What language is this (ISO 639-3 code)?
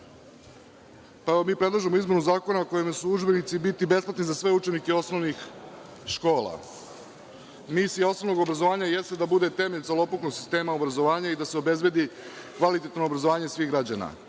srp